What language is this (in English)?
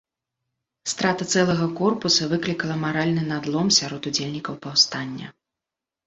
Belarusian